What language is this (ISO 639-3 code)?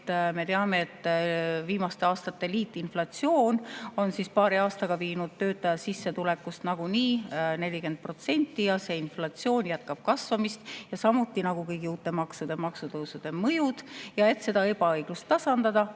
est